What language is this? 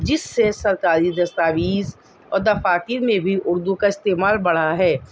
Urdu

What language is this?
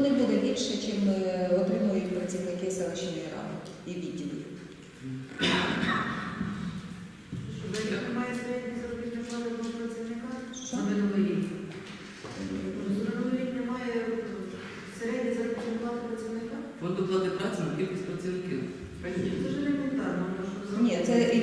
Ukrainian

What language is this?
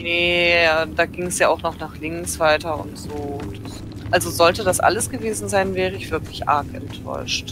German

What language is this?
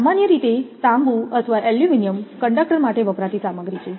Gujarati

